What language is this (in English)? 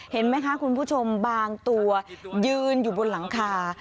Thai